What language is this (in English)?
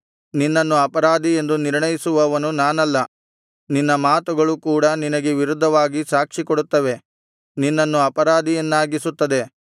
Kannada